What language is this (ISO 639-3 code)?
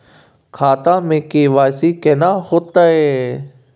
mai